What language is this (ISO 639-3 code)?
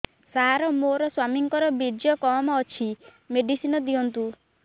ori